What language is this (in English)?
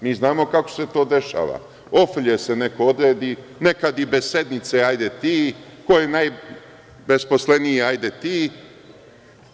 Serbian